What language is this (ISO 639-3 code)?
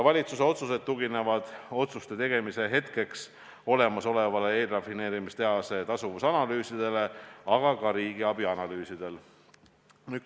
est